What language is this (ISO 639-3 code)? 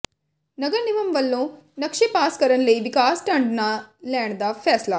pan